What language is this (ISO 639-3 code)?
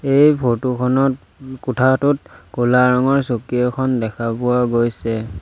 asm